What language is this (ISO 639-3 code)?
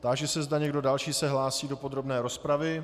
ces